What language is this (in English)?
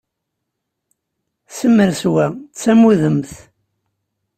Kabyle